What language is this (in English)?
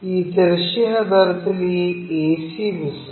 Malayalam